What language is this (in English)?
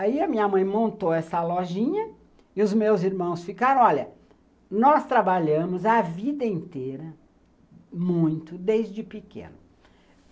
Portuguese